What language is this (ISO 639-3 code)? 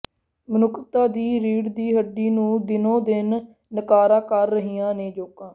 pan